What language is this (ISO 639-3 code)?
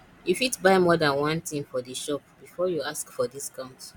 pcm